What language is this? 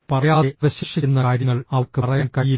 Malayalam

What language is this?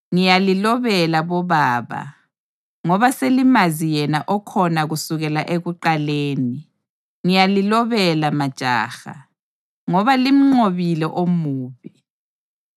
North Ndebele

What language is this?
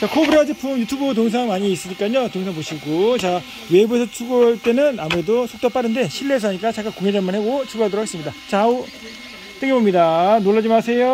Korean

